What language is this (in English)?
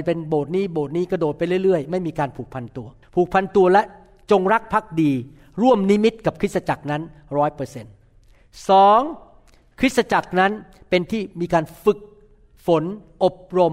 Thai